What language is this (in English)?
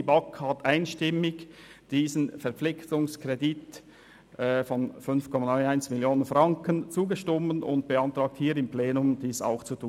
Swiss German